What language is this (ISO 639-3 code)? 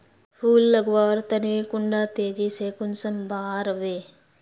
mag